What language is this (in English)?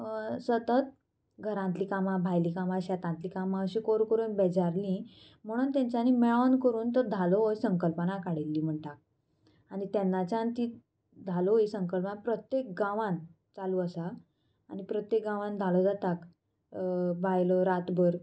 Konkani